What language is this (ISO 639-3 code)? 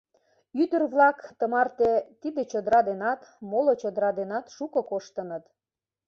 chm